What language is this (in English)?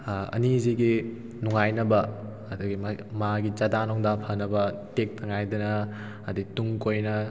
Manipuri